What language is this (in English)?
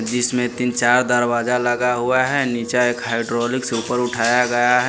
Hindi